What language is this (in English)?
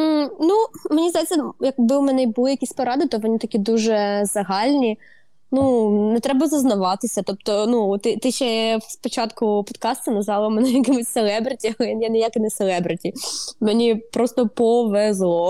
Ukrainian